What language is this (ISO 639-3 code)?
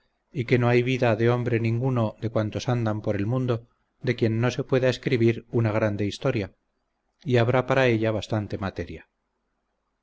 spa